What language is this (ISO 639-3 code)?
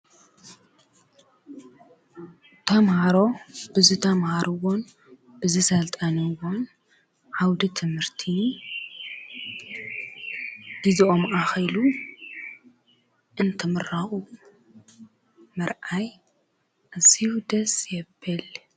tir